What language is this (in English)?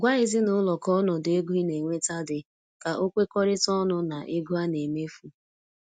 Igbo